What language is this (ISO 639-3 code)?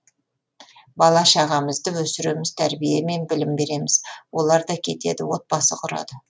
kaz